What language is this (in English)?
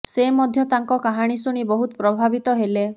Odia